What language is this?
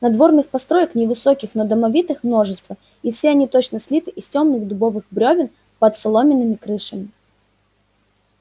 Russian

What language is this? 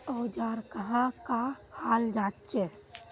Magahi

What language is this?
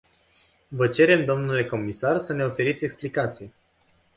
Romanian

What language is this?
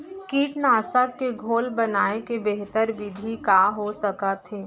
Chhattisgarhi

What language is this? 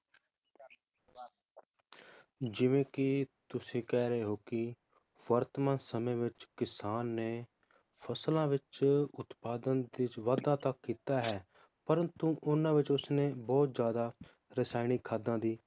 Punjabi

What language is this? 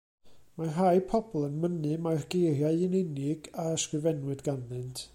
Welsh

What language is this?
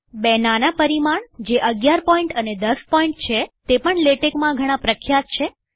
Gujarati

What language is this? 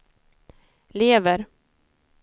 Swedish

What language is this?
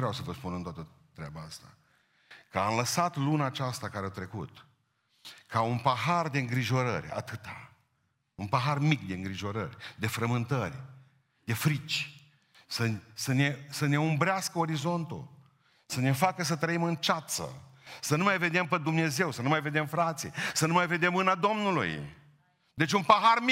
Romanian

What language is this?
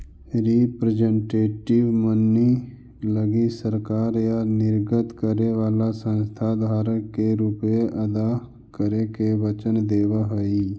Magahi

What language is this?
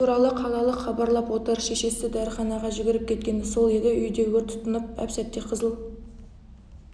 Kazakh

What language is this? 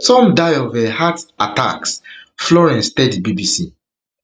Nigerian Pidgin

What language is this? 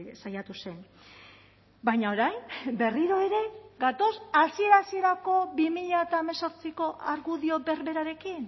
Basque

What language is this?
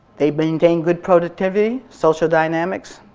English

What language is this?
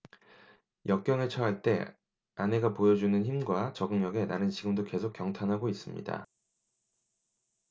Korean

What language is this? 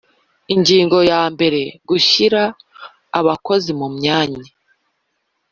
Kinyarwanda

